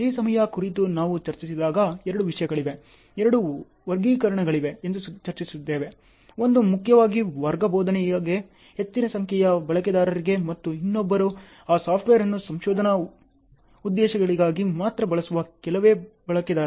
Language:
Kannada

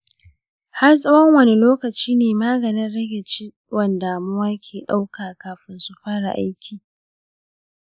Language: Hausa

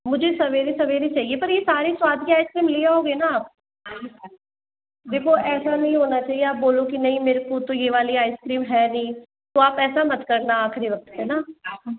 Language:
Hindi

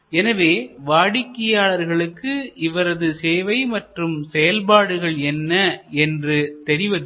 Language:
Tamil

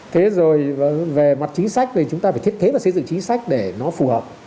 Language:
Vietnamese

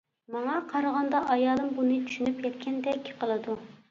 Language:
Uyghur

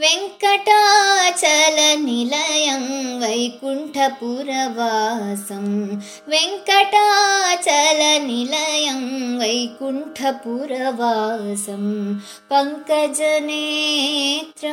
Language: Kannada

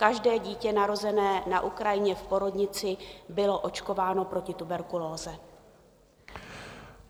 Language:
Czech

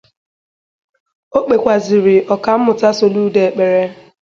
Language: Igbo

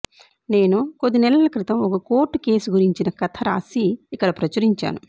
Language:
Telugu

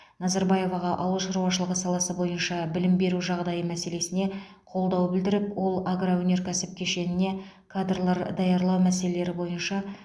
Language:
Kazakh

